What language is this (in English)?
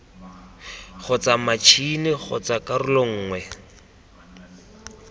Tswana